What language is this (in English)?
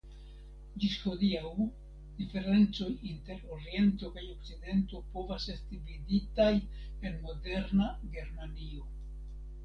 Esperanto